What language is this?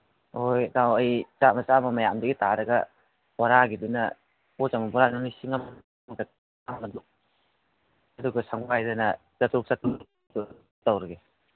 Manipuri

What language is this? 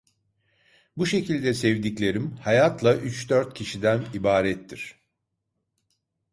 Turkish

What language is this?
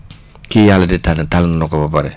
Wolof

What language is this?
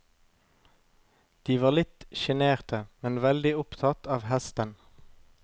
Norwegian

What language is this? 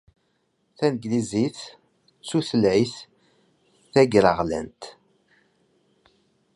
Kabyle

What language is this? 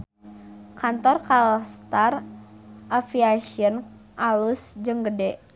Sundanese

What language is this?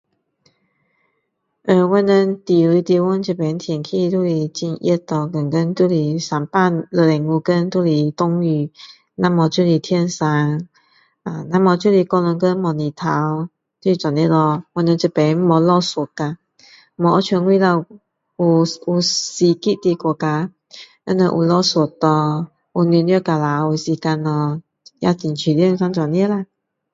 Min Dong Chinese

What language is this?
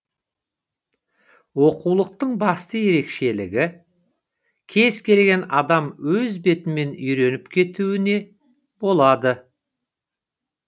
Kazakh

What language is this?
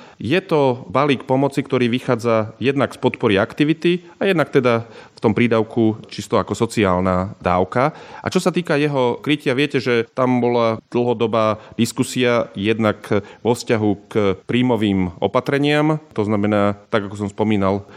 Slovak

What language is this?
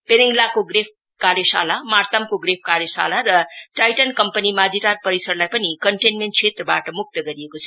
Nepali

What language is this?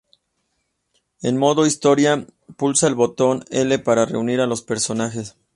Spanish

